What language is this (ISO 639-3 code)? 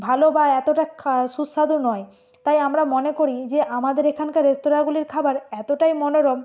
ben